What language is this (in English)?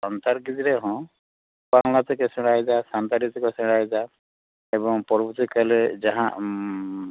Santali